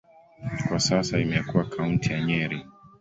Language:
Swahili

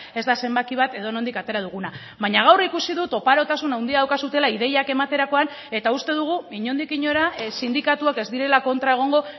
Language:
Basque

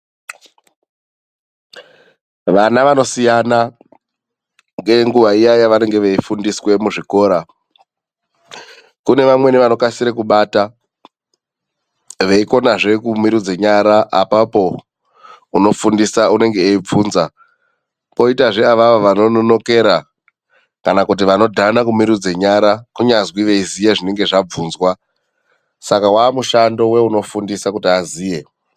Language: Ndau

